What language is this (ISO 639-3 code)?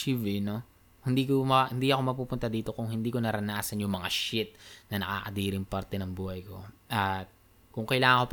fil